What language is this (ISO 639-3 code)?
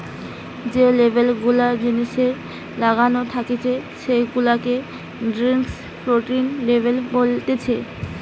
ben